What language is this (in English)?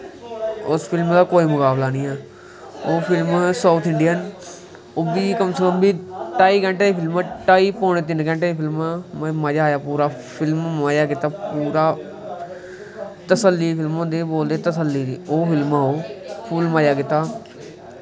Dogri